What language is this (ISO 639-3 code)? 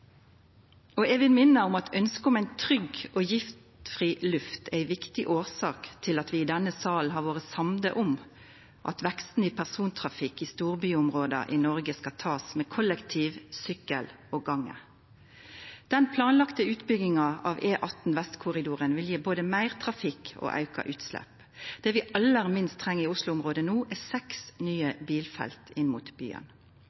nno